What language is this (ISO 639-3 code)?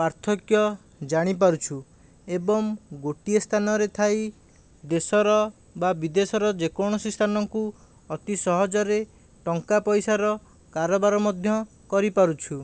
ori